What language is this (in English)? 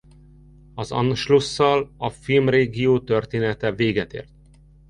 Hungarian